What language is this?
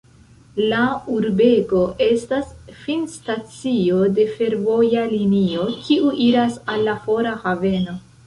Esperanto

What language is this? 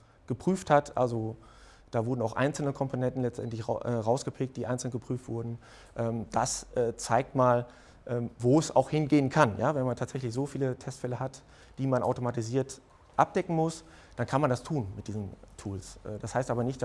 German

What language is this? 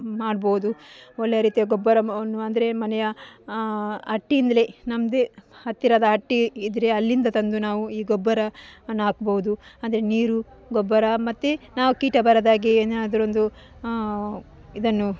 Kannada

